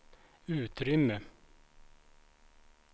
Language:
Swedish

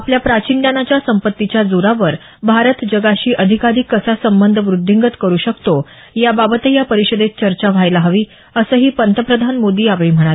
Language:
Marathi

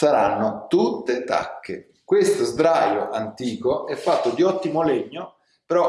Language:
Italian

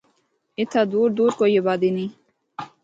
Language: Northern Hindko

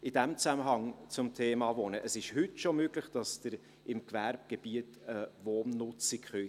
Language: Swiss German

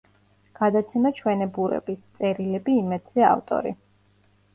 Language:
Georgian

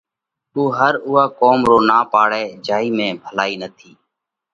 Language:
Parkari Koli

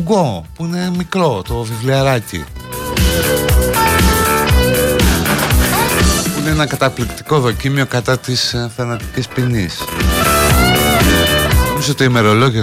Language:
Greek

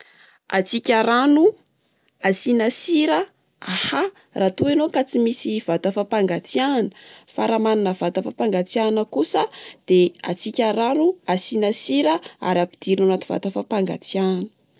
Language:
Malagasy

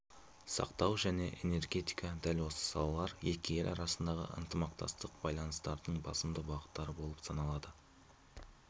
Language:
Kazakh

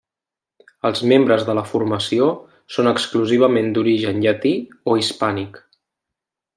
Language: Catalan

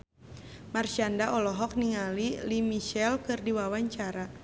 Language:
Sundanese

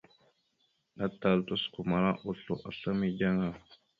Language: Mada (Cameroon)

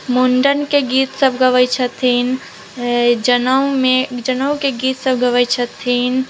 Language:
Maithili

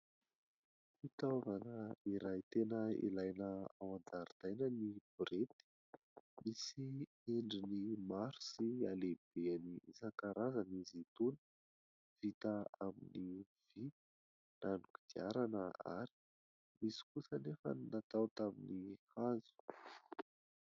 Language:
Malagasy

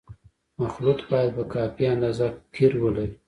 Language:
Pashto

